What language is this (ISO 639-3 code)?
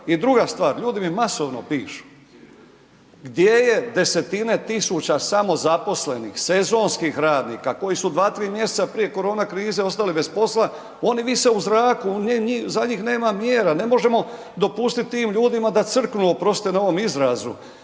hrv